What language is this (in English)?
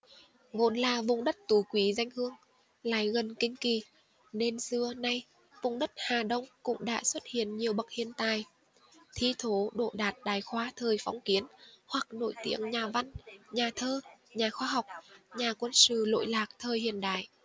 Vietnamese